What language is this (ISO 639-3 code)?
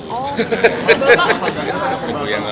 ind